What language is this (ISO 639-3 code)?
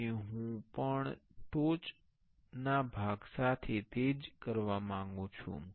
guj